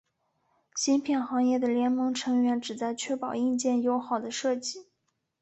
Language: Chinese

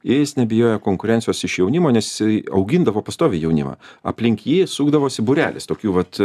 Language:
Lithuanian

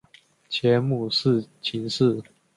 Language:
Chinese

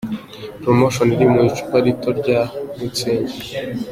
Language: Kinyarwanda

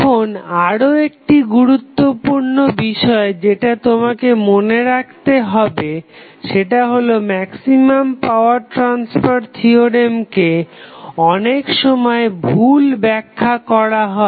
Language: Bangla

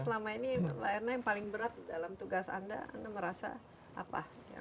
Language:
Indonesian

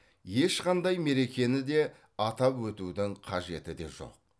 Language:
Kazakh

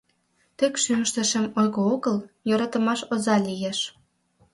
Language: Mari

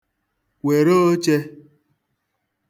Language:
Igbo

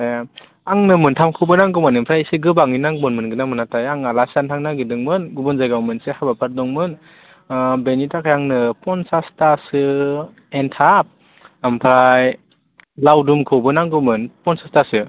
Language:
Bodo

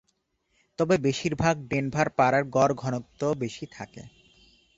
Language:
Bangla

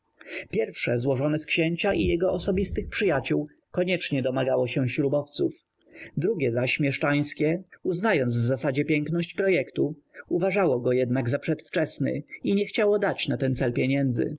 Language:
Polish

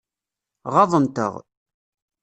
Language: Kabyle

